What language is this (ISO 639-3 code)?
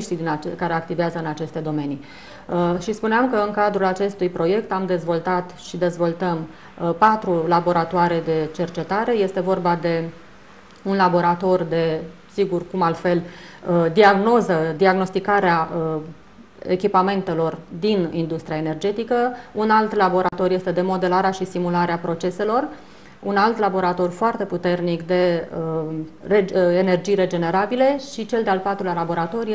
ron